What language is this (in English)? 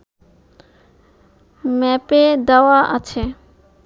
Bangla